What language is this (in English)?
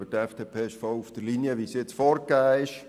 Swiss German